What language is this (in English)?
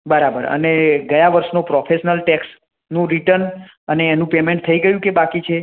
Gujarati